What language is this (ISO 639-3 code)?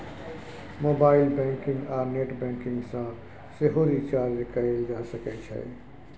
mai